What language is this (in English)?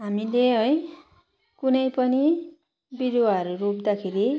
Nepali